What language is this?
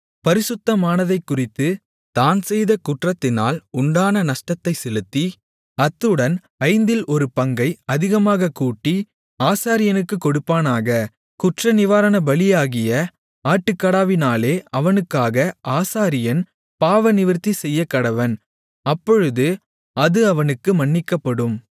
Tamil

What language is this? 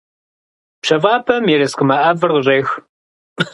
Kabardian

